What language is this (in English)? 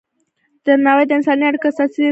Pashto